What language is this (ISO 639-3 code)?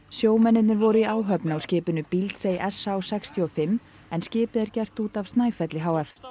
isl